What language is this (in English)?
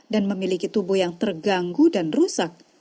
Indonesian